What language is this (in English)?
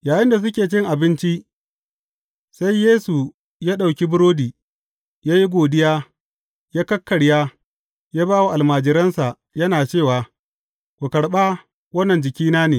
Hausa